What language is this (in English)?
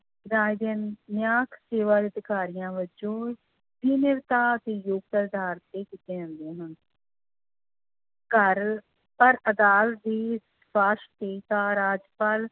Punjabi